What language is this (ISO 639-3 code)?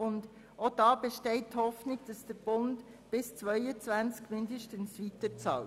gsw